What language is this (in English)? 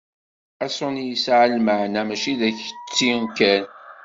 Kabyle